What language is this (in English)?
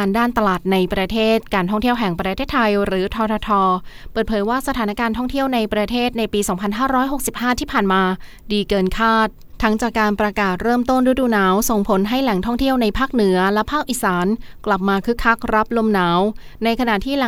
Thai